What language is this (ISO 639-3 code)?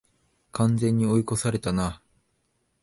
jpn